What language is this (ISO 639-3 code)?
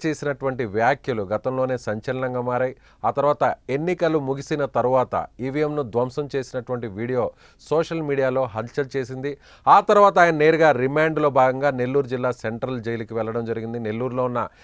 tel